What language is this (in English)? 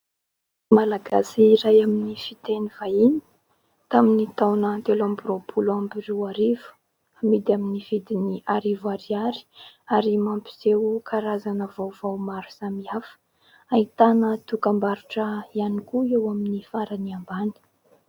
Malagasy